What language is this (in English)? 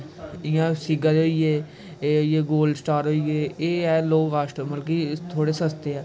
Dogri